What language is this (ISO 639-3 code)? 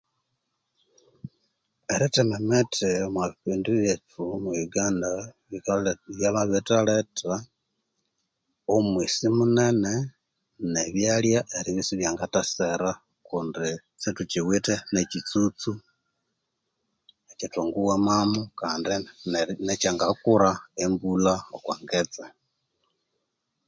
koo